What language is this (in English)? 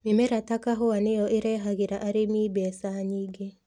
Kikuyu